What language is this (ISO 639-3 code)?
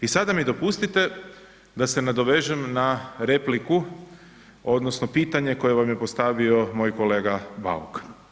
hrv